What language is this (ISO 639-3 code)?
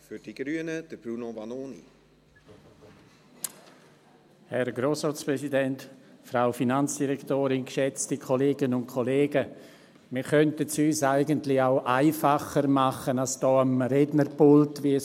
gsw